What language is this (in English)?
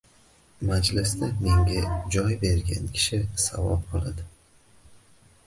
Uzbek